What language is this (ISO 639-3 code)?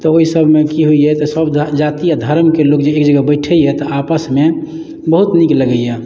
mai